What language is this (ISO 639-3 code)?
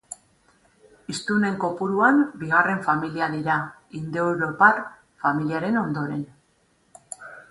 eus